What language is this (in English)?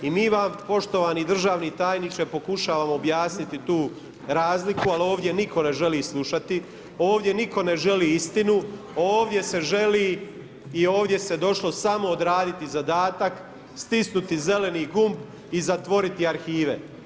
Croatian